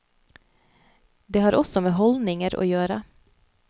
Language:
Norwegian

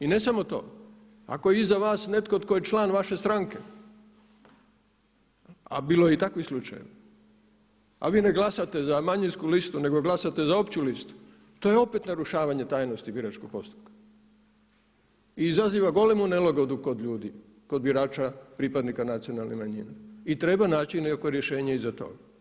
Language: Croatian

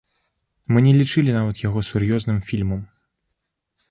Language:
Belarusian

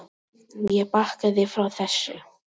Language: Icelandic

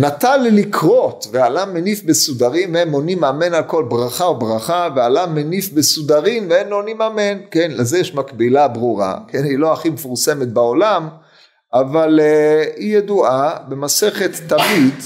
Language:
Hebrew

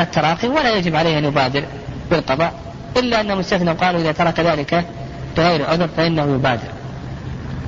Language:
Arabic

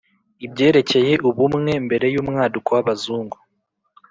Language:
Kinyarwanda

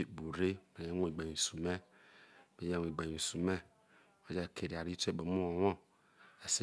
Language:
Isoko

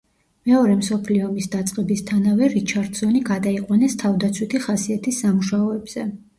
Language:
Georgian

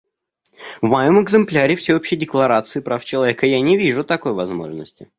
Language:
Russian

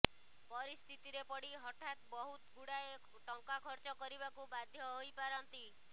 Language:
Odia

